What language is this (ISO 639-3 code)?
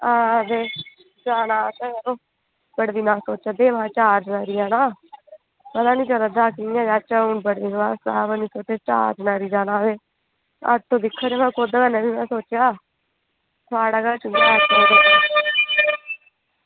doi